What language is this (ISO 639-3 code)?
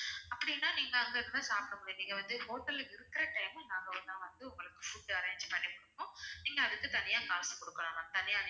tam